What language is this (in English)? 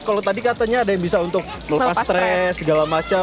Indonesian